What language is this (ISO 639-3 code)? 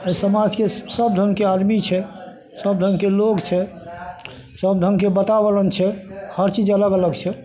mai